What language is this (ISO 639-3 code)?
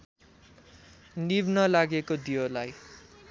nep